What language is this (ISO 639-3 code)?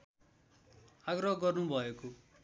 nep